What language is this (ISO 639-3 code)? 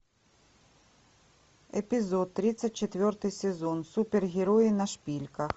rus